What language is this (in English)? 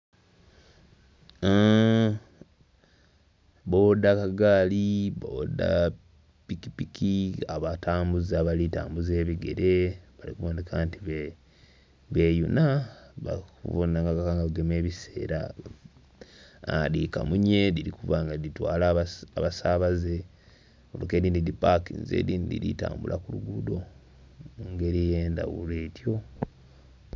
Soga